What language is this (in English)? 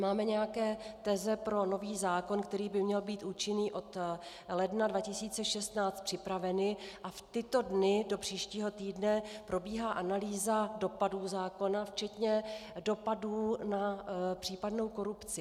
Czech